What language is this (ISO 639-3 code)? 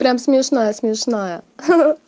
rus